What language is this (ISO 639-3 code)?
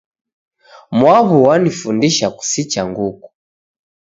dav